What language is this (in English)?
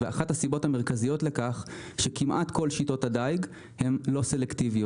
Hebrew